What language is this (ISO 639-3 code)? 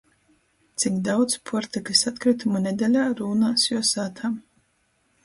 ltg